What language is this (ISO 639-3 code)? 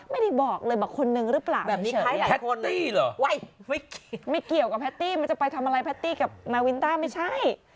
tha